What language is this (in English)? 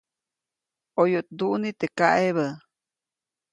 Copainalá Zoque